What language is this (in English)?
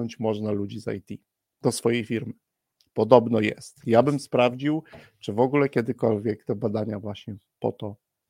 Polish